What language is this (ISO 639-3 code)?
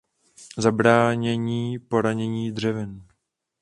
ces